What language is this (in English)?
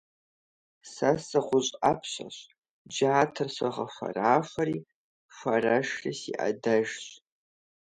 Kabardian